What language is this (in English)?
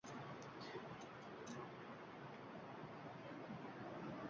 Uzbek